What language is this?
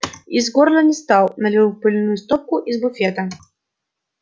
Russian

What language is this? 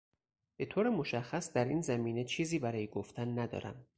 Persian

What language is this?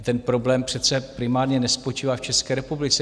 Czech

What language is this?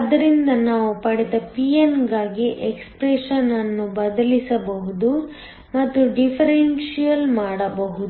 Kannada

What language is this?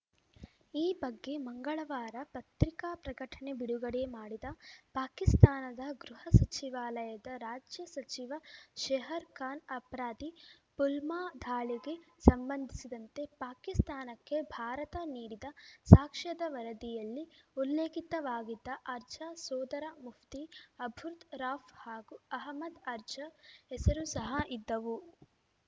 Kannada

